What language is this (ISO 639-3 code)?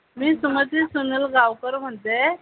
mar